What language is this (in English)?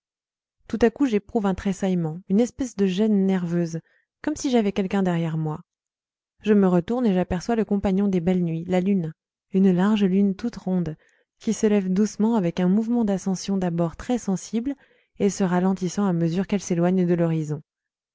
French